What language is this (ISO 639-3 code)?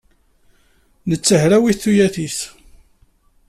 kab